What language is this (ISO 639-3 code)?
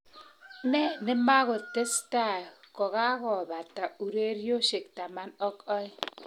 kln